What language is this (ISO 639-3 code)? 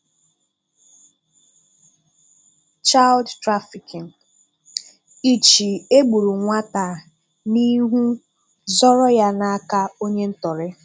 ibo